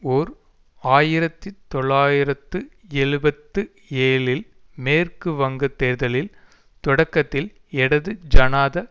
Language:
Tamil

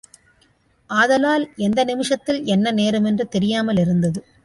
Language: Tamil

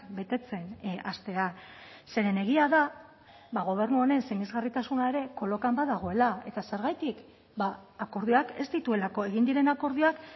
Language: Basque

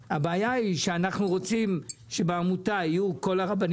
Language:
Hebrew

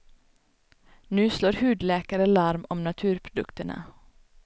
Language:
Swedish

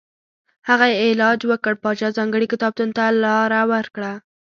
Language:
Pashto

